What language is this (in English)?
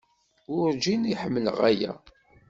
Kabyle